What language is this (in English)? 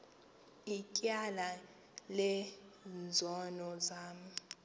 Xhosa